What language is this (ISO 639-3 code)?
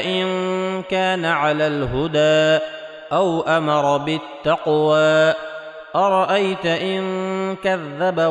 ara